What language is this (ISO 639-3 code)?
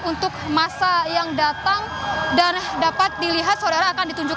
ind